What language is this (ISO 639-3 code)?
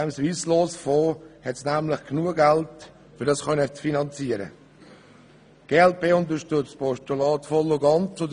gsw